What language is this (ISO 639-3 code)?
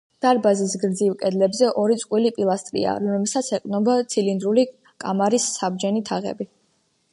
kat